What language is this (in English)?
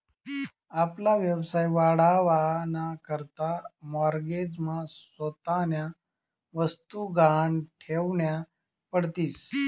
Marathi